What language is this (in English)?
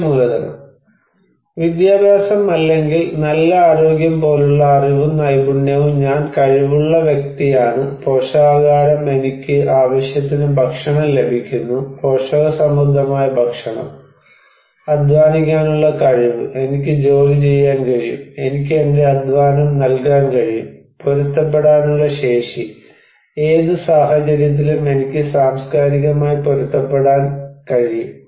Malayalam